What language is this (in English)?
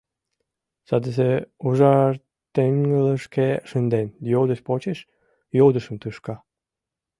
Mari